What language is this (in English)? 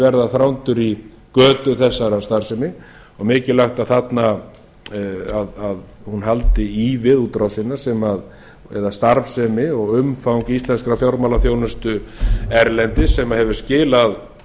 Icelandic